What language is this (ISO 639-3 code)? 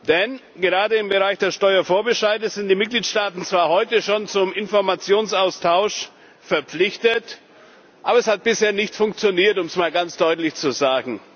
deu